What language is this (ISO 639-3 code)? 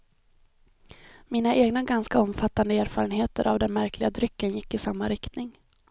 swe